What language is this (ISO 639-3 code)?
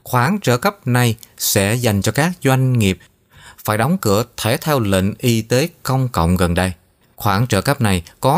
vie